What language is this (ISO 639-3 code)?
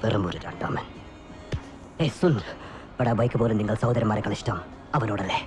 mal